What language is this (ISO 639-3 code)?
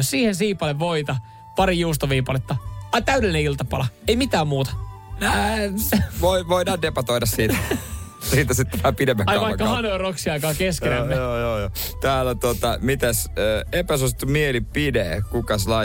fin